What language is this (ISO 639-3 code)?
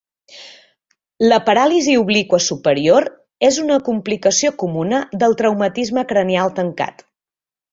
cat